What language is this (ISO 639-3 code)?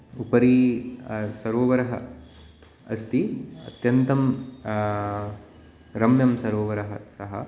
san